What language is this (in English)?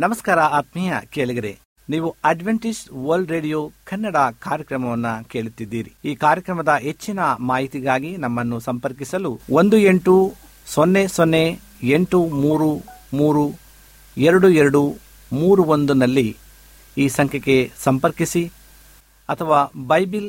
Kannada